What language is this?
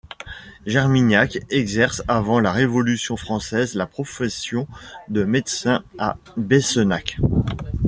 French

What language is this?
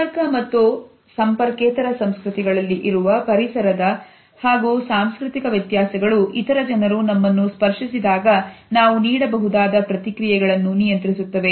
Kannada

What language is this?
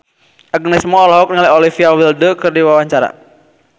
Sundanese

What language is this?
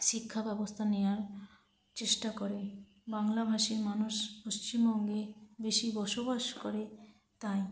Bangla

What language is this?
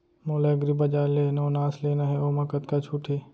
Chhattisgarhi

